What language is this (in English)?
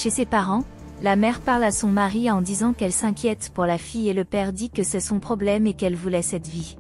French